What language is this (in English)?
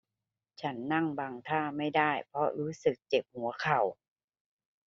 Thai